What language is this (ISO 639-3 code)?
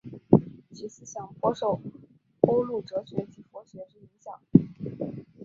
zho